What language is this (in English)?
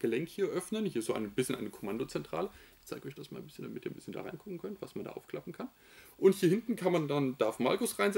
German